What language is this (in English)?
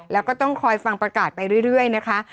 Thai